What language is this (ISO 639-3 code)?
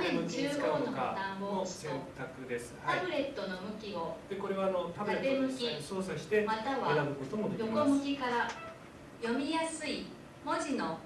jpn